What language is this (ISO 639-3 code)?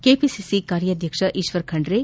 kan